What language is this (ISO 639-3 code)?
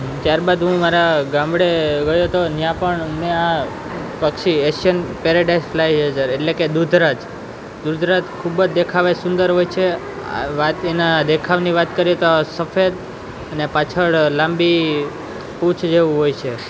guj